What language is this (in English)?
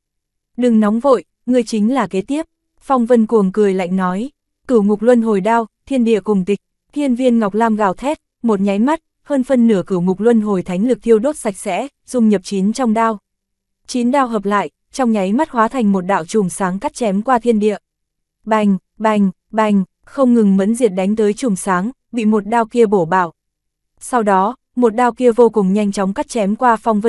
Vietnamese